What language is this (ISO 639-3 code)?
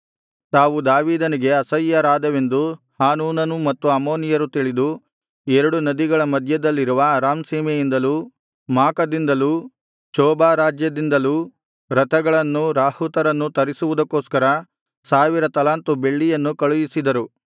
kan